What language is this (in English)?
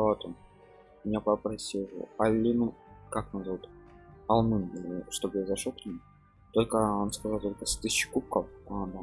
Russian